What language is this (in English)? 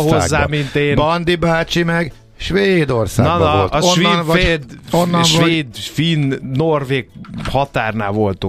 Hungarian